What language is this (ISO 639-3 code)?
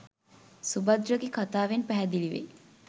sin